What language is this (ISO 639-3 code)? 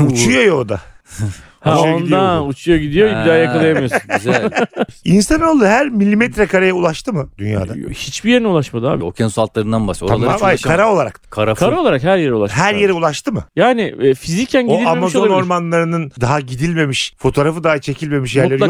tur